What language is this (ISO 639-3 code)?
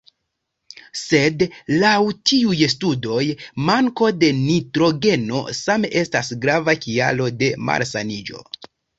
epo